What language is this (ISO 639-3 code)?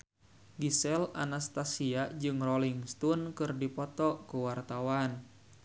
sun